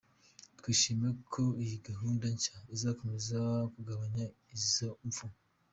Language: Kinyarwanda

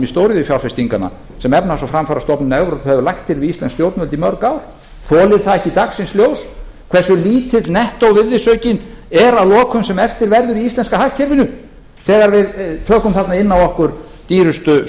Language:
Icelandic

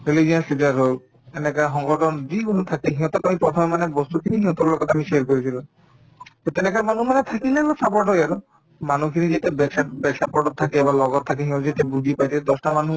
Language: Assamese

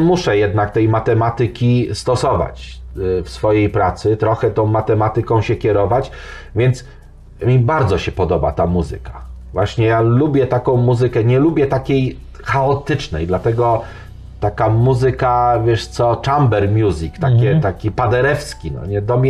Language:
Polish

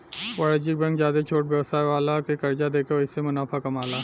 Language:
Bhojpuri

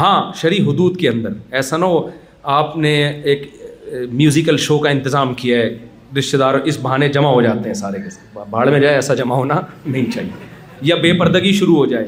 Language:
Urdu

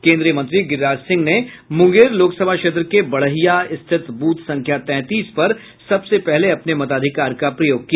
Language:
Hindi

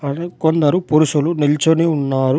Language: Telugu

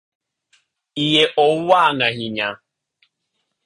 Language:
Luo (Kenya and Tanzania)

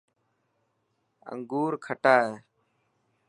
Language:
Dhatki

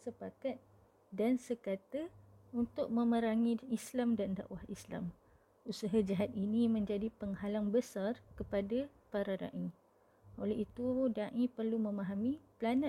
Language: Malay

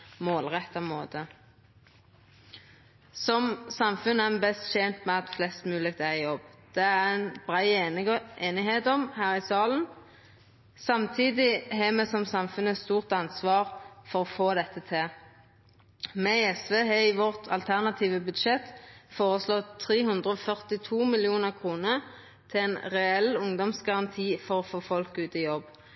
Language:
Norwegian Nynorsk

